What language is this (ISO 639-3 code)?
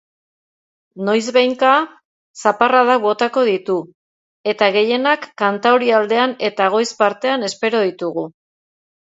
eus